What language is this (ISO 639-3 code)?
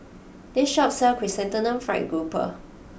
eng